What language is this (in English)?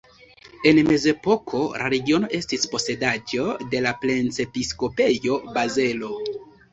Esperanto